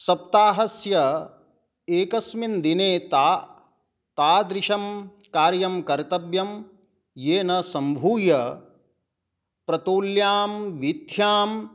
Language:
Sanskrit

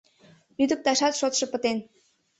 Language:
Mari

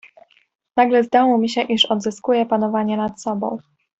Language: Polish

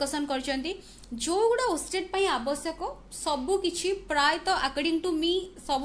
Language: Hindi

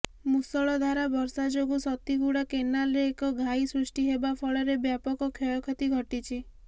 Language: Odia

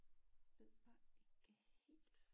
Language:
Danish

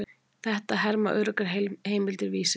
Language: Icelandic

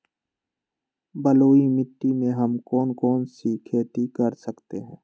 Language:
Magahi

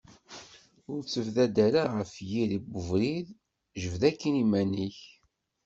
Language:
Kabyle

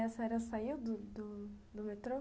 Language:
Portuguese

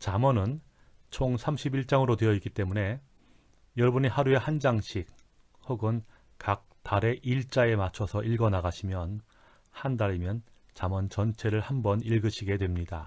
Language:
Korean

